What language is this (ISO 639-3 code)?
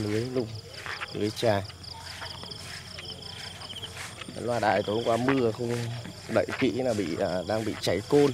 vie